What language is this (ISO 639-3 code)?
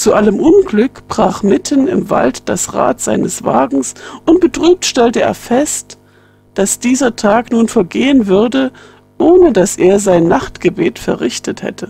deu